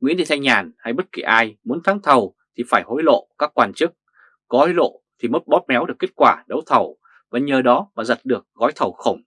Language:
Vietnamese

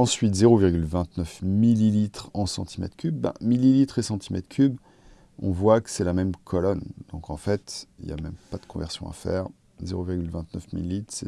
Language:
French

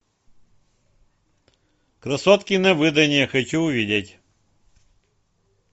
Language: Russian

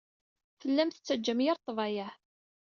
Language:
Kabyle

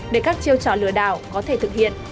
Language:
Vietnamese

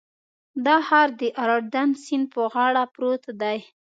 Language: Pashto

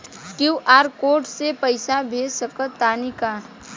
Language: Bhojpuri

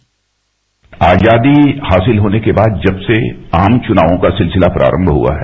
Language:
Hindi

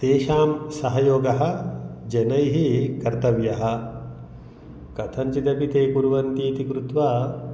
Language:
Sanskrit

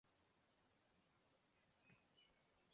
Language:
Chinese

